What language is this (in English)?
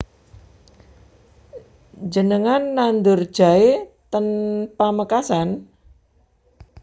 Javanese